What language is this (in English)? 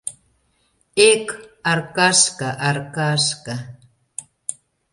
Mari